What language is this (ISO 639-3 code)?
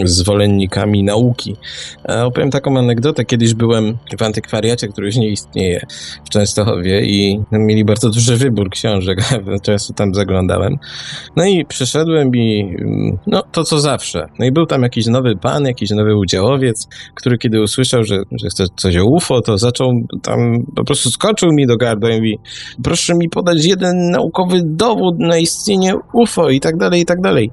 pol